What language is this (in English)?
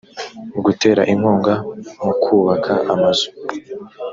Kinyarwanda